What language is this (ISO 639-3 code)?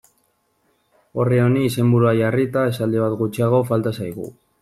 eus